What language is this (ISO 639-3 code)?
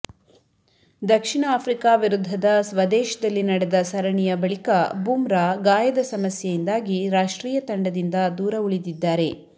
kan